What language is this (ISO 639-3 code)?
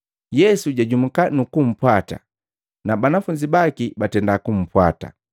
mgv